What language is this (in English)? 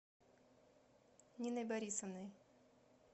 Russian